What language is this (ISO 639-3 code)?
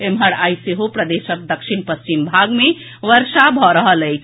mai